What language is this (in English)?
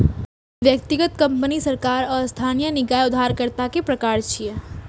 Maithili